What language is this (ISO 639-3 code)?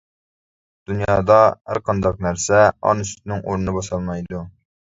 uig